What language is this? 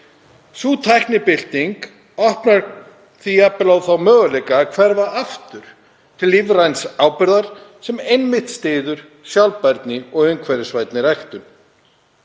Icelandic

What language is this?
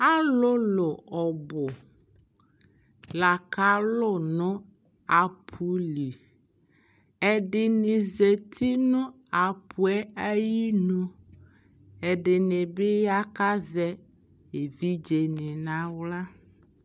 Ikposo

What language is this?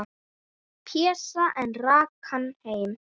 Icelandic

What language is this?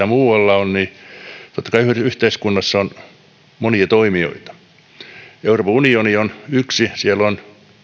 Finnish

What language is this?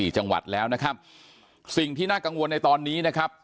Thai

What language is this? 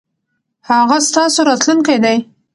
Pashto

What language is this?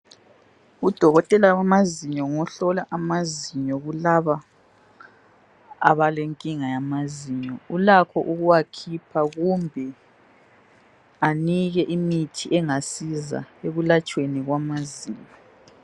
North Ndebele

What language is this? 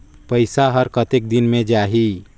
Chhattisgarhi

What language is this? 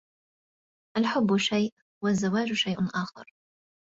Arabic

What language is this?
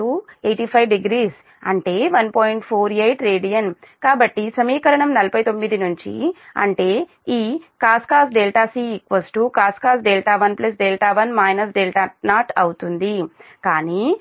Telugu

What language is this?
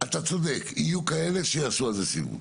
Hebrew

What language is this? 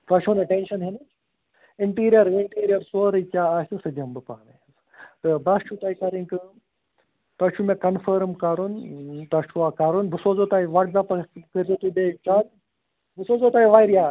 Kashmiri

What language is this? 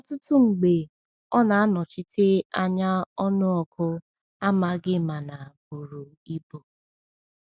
Igbo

